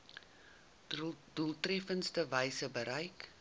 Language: Afrikaans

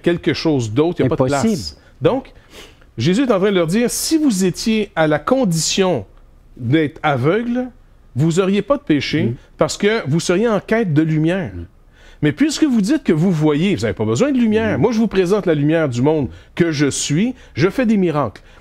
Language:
French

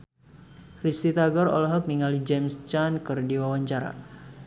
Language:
Sundanese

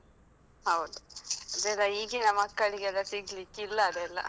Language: Kannada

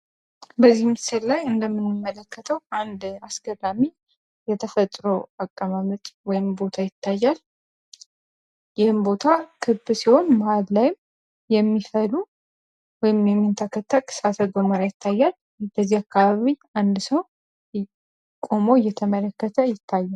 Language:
Amharic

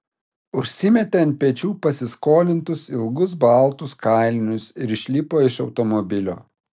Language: Lithuanian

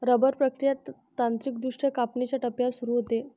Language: Marathi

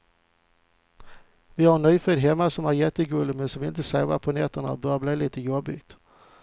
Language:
Swedish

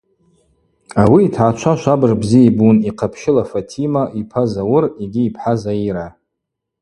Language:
Abaza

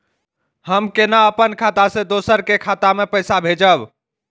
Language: Maithili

